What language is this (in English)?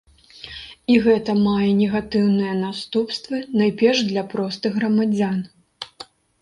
Belarusian